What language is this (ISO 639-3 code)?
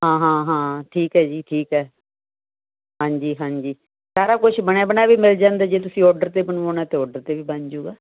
pan